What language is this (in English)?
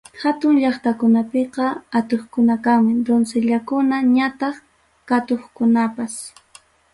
Ayacucho Quechua